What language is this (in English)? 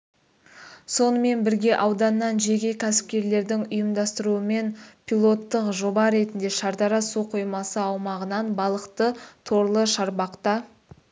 Kazakh